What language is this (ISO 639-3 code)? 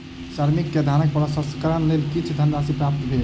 mai